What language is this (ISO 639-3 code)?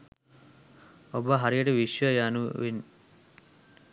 sin